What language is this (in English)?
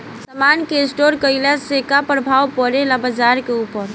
Bhojpuri